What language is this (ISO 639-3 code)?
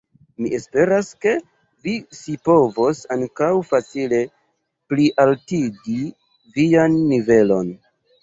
epo